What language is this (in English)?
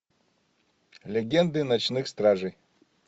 Russian